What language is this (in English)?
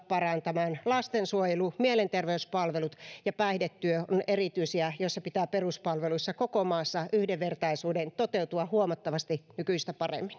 Finnish